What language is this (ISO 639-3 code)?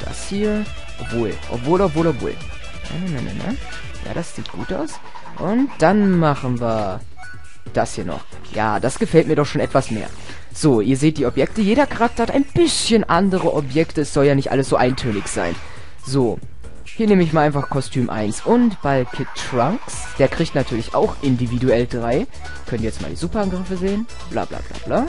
deu